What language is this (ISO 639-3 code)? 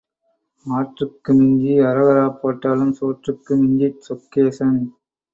tam